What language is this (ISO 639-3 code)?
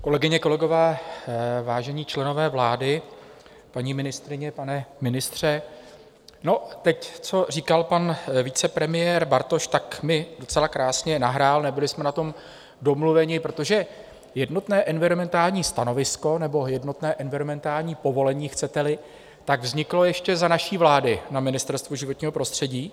ces